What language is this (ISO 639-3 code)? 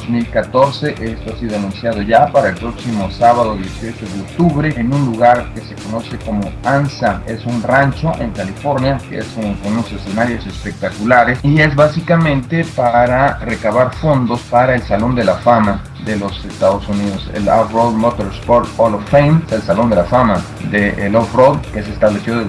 spa